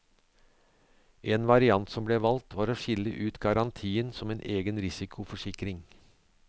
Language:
Norwegian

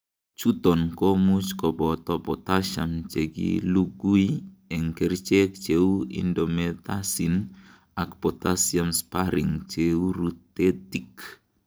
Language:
Kalenjin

